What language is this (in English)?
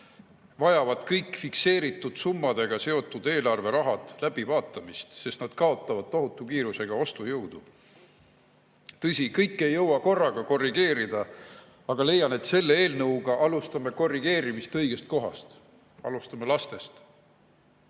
Estonian